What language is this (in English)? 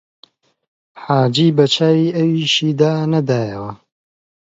Central Kurdish